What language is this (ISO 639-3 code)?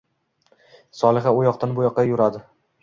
uzb